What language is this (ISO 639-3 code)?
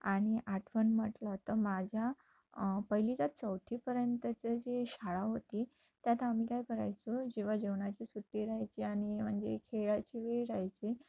mar